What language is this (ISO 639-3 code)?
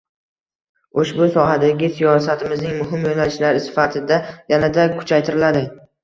uzb